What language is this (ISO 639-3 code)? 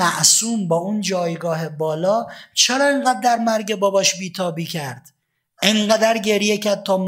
fas